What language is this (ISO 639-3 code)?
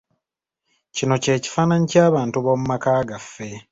lug